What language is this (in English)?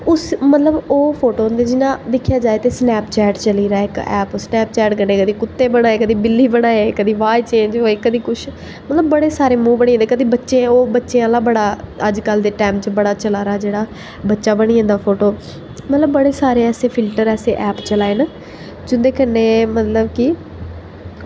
Dogri